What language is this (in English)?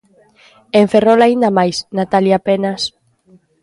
Galician